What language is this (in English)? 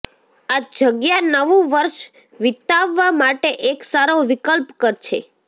Gujarati